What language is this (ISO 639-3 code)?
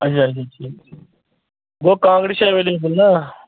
kas